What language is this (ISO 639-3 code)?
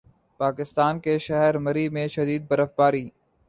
urd